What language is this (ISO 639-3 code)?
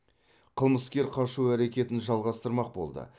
kaz